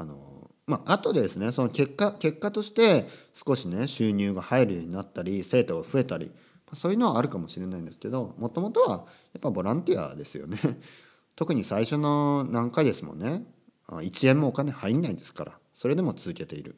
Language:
Japanese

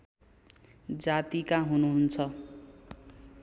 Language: Nepali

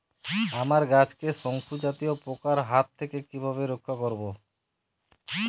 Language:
Bangla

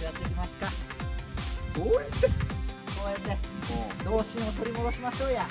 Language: Japanese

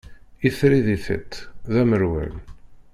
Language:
Kabyle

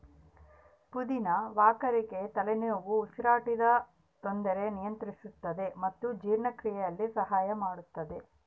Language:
Kannada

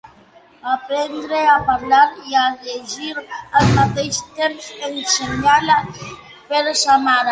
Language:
Catalan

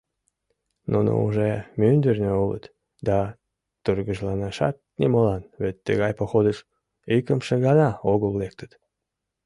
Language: Mari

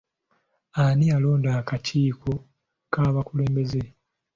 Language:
Ganda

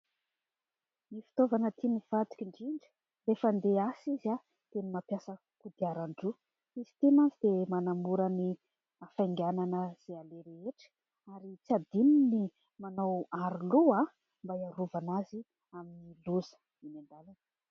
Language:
Malagasy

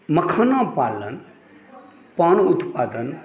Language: Maithili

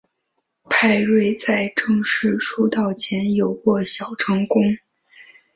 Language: Chinese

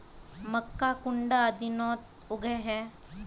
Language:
Magahi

